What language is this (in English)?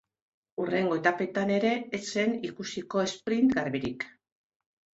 Basque